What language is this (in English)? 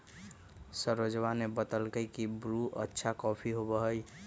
Magahi